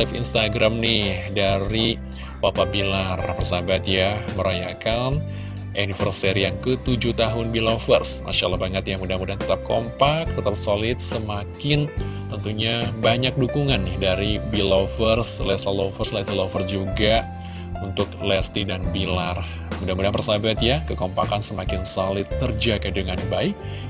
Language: Indonesian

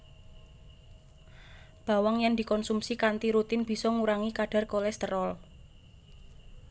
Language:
Javanese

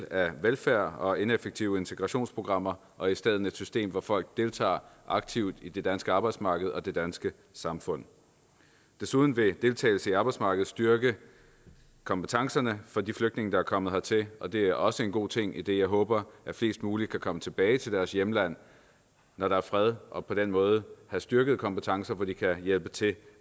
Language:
Danish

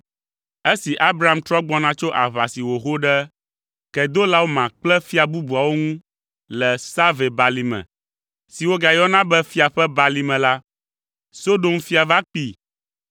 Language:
Ewe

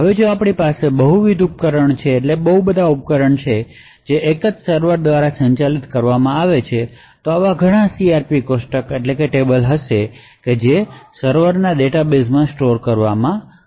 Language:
Gujarati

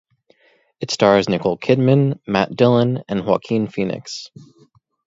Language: English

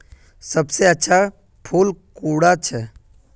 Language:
Magahi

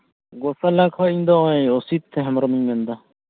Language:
Santali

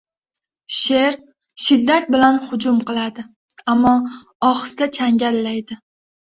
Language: Uzbek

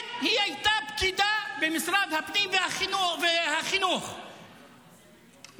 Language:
Hebrew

